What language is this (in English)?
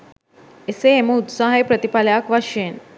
Sinhala